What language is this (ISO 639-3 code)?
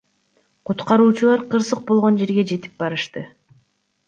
kir